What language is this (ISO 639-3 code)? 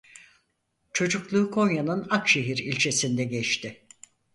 tur